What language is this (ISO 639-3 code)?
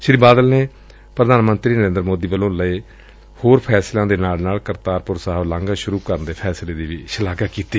pan